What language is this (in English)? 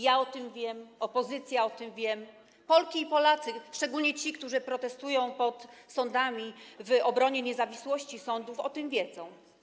Polish